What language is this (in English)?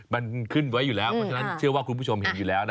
Thai